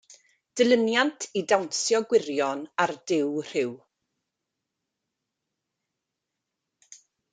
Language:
Welsh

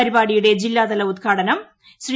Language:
Malayalam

